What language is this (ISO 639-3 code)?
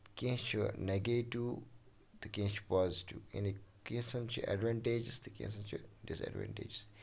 kas